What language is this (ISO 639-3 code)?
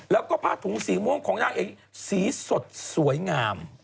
tha